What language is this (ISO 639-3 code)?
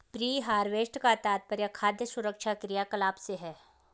hin